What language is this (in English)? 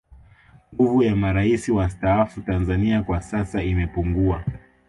Swahili